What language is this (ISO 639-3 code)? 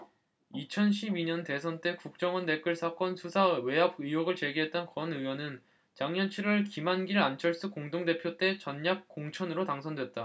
kor